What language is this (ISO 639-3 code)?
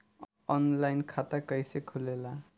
bho